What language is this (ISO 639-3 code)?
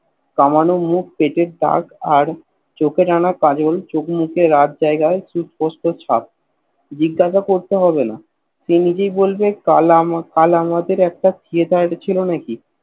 ben